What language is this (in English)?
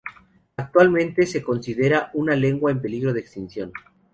Spanish